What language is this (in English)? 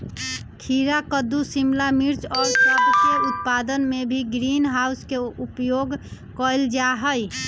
Magahi